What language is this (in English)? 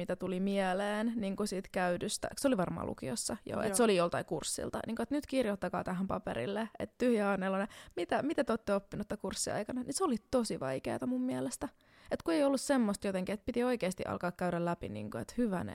Finnish